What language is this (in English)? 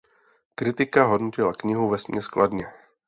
Czech